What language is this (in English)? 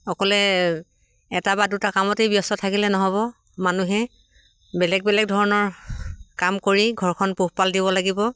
Assamese